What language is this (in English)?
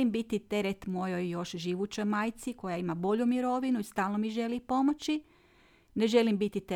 Croatian